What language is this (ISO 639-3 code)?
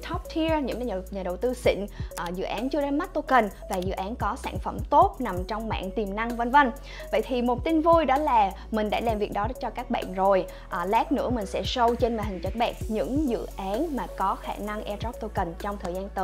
vie